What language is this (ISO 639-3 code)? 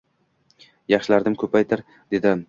uzb